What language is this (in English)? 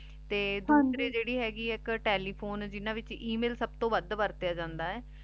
Punjabi